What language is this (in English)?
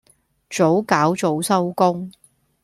Cantonese